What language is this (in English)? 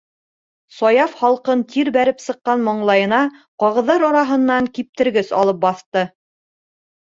Bashkir